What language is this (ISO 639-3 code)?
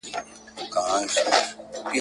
pus